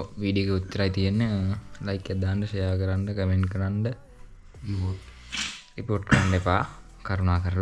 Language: Sinhala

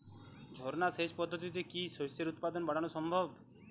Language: Bangla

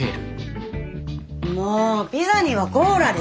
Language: Japanese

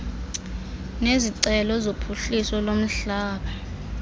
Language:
Xhosa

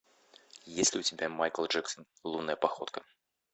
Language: Russian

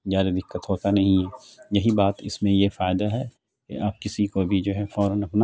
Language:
Urdu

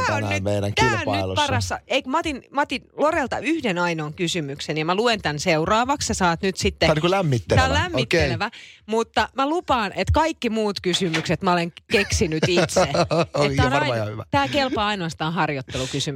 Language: Finnish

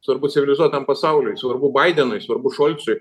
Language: Lithuanian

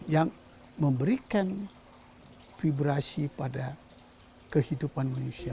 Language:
Indonesian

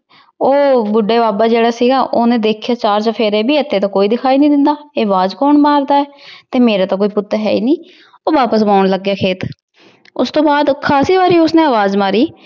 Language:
Punjabi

